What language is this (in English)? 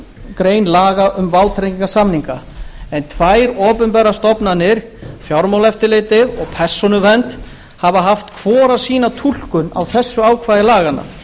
Icelandic